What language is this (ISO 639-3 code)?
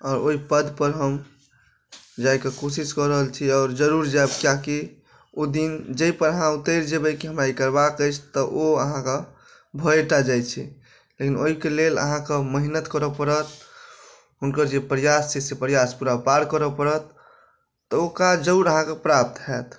mai